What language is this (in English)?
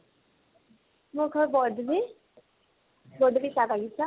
Assamese